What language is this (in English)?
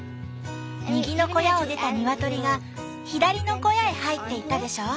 Japanese